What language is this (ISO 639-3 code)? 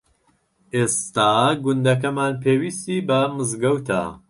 ckb